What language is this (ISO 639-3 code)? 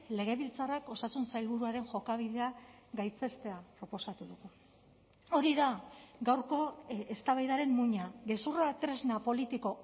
eus